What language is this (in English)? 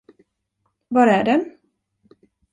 Swedish